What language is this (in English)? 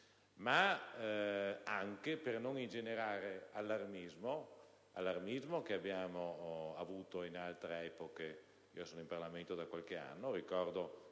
Italian